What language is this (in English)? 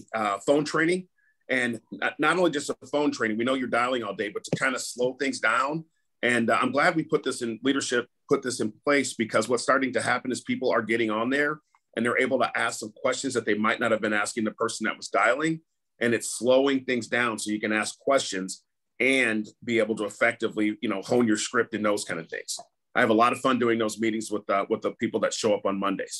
English